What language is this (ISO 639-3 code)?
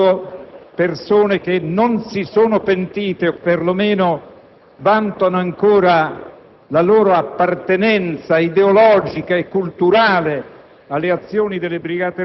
ita